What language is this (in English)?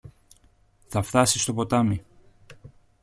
Greek